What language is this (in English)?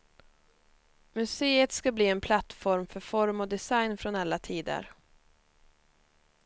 Swedish